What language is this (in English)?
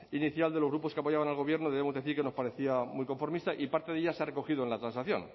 Spanish